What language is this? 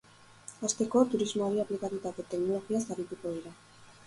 Basque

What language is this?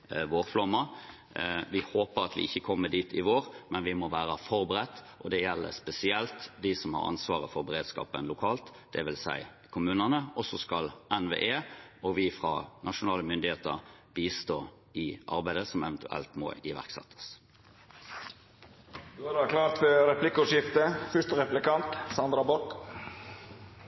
Norwegian Bokmål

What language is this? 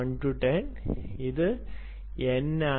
Malayalam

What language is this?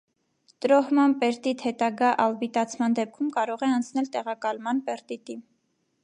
Armenian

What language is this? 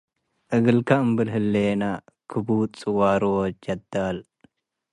Tigre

